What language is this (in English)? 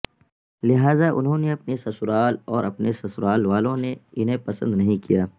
Urdu